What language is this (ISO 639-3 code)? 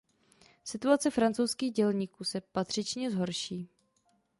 ces